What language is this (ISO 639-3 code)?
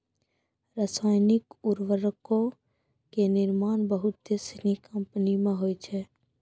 mai